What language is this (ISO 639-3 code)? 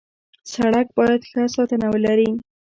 pus